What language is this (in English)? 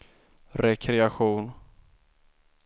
Swedish